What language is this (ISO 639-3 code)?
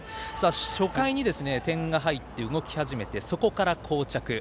jpn